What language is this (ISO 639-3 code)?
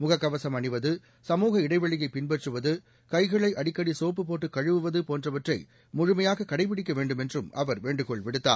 tam